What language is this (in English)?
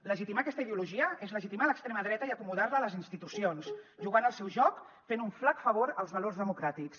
Catalan